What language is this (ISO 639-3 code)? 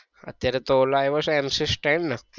guj